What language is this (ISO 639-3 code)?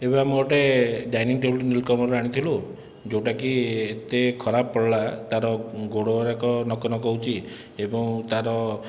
ori